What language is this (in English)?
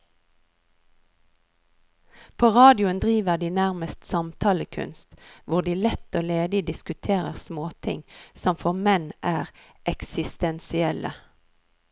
Norwegian